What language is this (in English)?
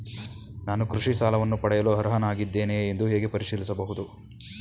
Kannada